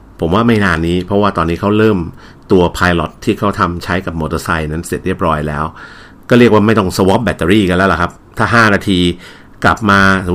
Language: Thai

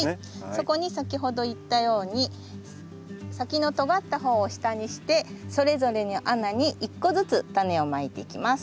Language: Japanese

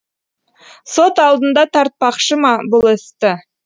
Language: Kazakh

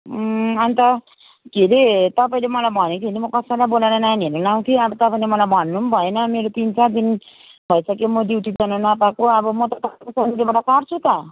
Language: Nepali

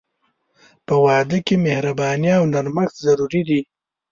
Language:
Pashto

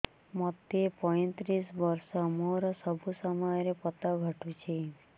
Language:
Odia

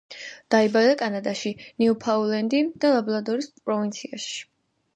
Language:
Georgian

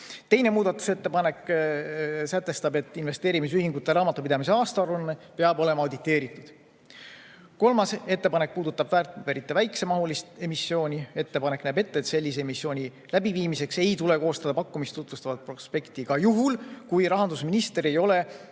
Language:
Estonian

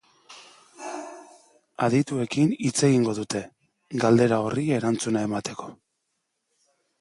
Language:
Basque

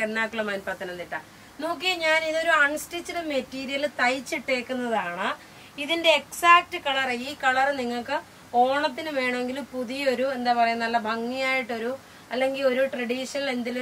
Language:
Malayalam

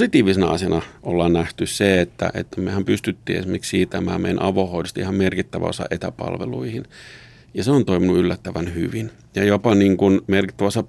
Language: Finnish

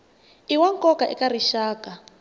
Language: Tsonga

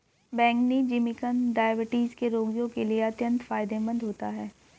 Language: Hindi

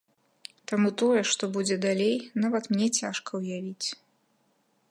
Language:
Belarusian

